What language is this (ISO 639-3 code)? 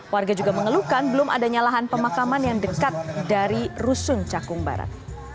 ind